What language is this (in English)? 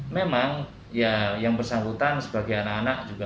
Indonesian